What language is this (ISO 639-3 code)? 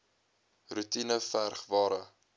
afr